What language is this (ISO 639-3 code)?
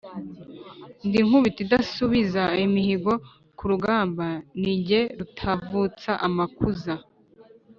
kin